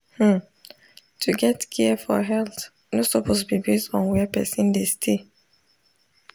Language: Nigerian Pidgin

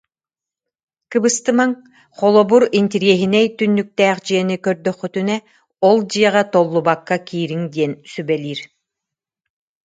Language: Yakut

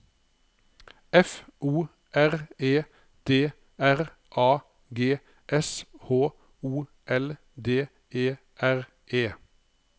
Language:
Norwegian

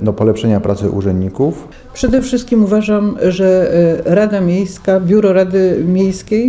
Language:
Polish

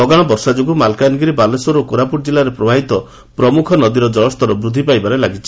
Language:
Odia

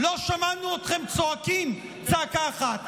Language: Hebrew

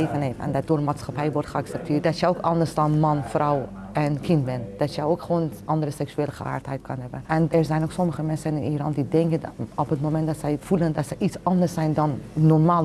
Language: Dutch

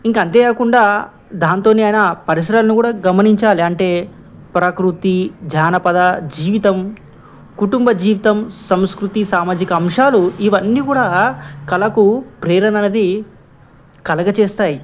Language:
Telugu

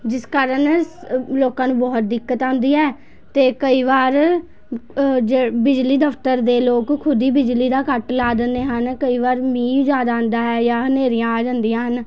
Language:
Punjabi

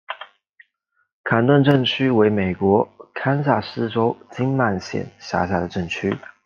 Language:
Chinese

